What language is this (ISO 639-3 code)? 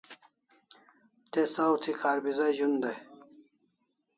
kls